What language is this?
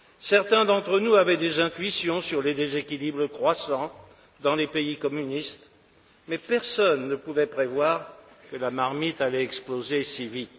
French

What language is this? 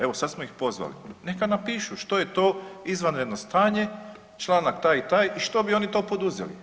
Croatian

